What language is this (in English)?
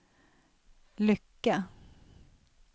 Swedish